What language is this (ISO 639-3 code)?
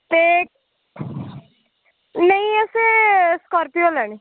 doi